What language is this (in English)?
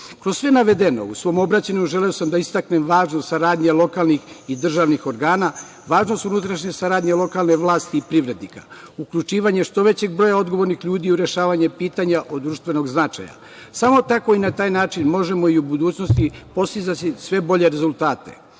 Serbian